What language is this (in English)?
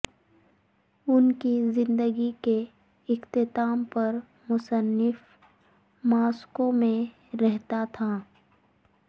Urdu